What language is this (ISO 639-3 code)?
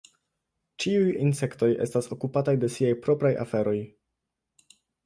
epo